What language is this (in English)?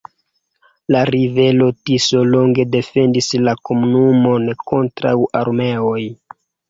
Esperanto